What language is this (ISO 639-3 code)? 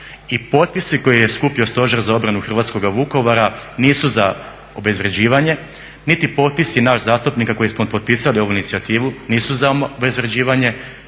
hrv